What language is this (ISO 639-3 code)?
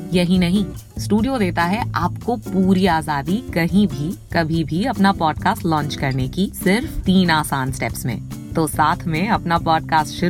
hin